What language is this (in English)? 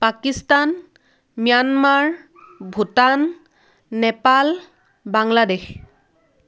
Assamese